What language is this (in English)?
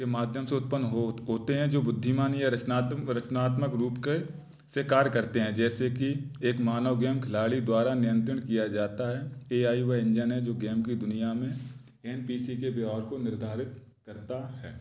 Hindi